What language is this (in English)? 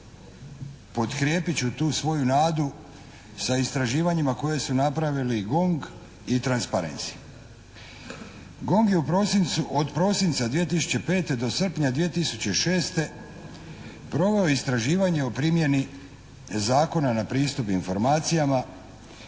Croatian